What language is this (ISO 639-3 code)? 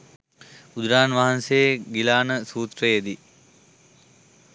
sin